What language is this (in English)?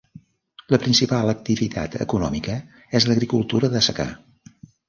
Catalan